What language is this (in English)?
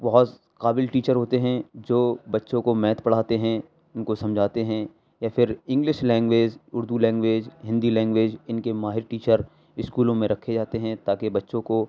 Urdu